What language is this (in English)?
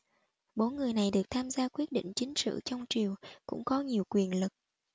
Vietnamese